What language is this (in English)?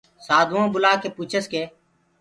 Gurgula